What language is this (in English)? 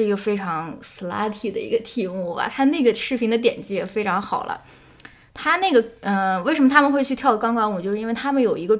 Chinese